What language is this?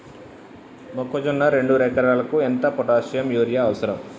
Telugu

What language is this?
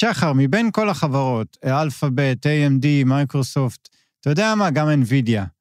Hebrew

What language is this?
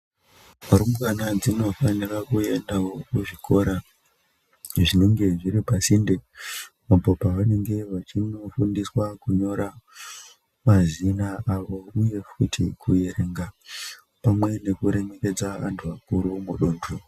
Ndau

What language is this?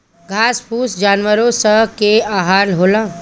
Bhojpuri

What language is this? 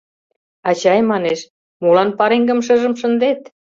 Mari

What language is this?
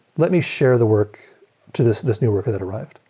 English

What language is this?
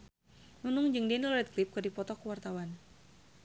Sundanese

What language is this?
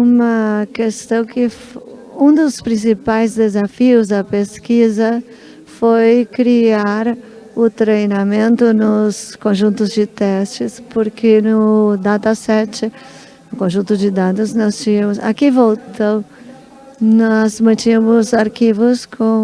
Portuguese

